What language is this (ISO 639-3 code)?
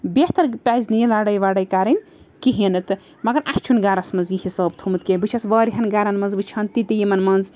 kas